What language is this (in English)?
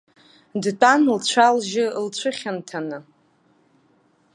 Abkhazian